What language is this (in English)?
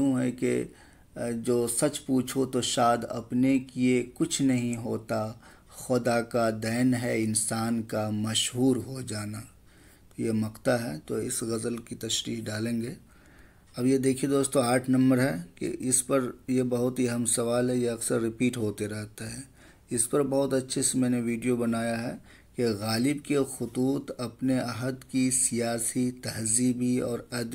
Hindi